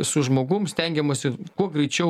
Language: Lithuanian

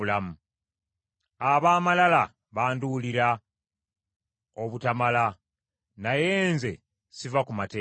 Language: Ganda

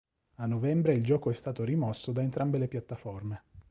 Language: Italian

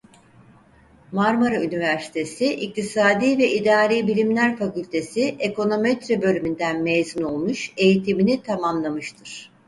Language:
Turkish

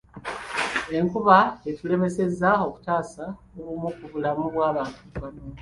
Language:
Ganda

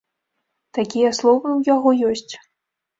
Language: Belarusian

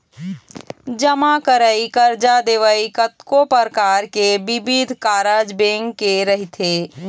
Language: Chhattisgarhi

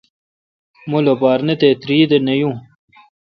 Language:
Kalkoti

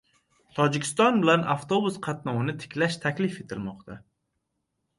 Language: Uzbek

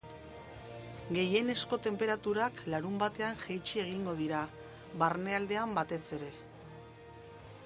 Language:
Basque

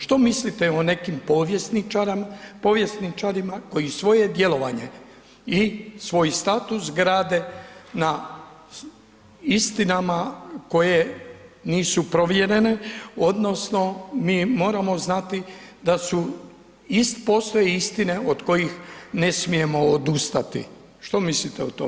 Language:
Croatian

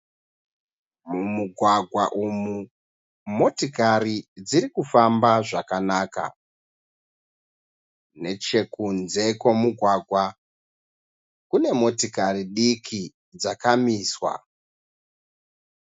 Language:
Shona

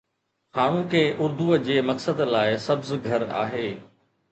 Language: Sindhi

